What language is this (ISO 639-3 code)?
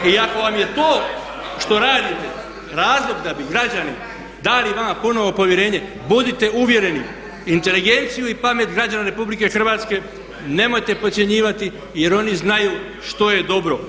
hrv